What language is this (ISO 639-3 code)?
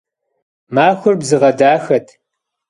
kbd